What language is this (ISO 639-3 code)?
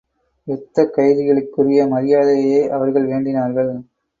tam